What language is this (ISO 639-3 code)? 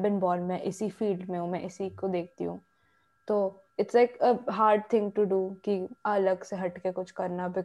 hin